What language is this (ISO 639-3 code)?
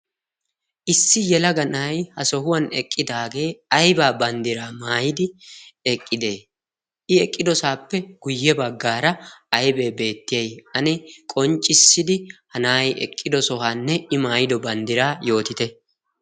wal